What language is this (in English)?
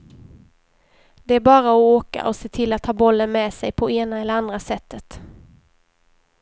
Swedish